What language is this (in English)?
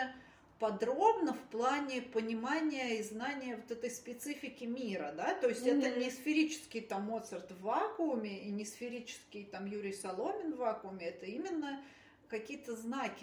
Russian